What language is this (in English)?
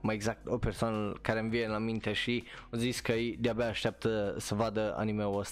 Romanian